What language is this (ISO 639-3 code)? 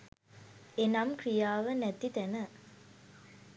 sin